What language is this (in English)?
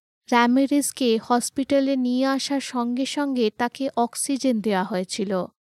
Bangla